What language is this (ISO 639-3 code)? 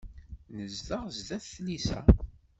kab